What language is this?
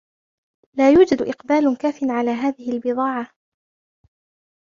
Arabic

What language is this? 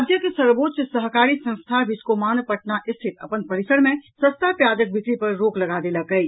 Maithili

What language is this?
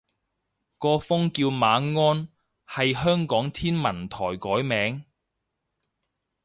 Cantonese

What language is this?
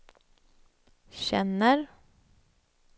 Swedish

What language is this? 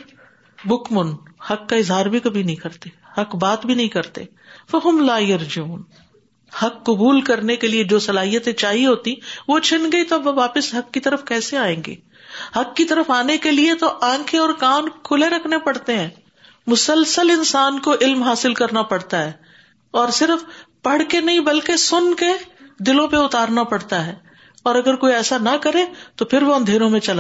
Urdu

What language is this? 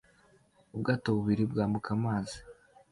Kinyarwanda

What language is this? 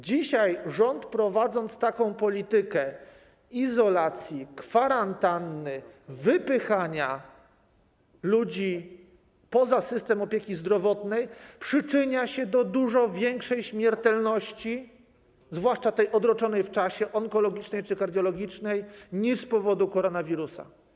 Polish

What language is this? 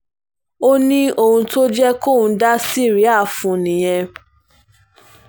Yoruba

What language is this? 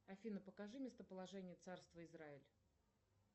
Russian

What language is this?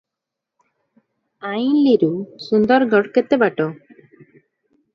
Odia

